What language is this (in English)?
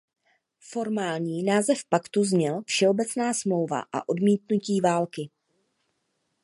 Czech